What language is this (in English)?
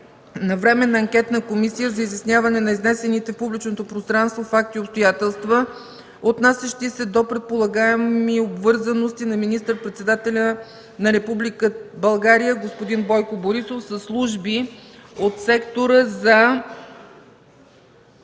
Bulgarian